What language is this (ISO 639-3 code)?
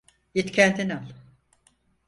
tur